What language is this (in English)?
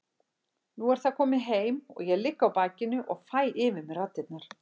Icelandic